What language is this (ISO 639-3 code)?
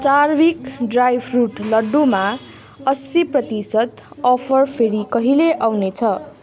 nep